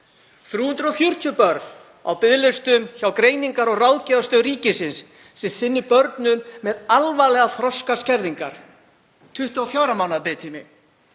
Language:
Icelandic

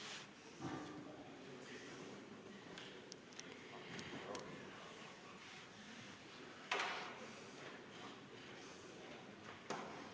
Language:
Estonian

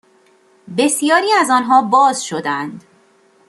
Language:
Persian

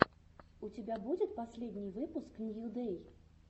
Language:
Russian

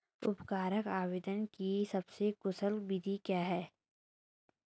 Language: Hindi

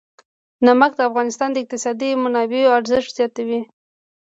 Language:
Pashto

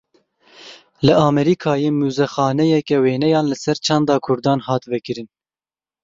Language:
Kurdish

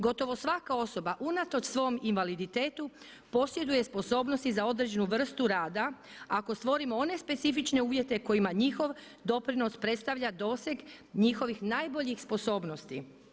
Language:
Croatian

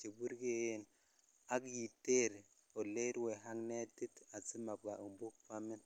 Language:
Kalenjin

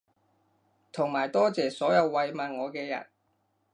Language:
Cantonese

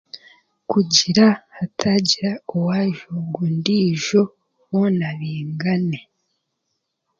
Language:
Chiga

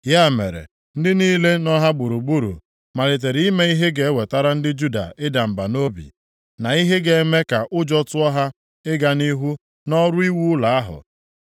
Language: Igbo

